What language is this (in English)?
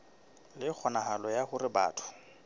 Southern Sotho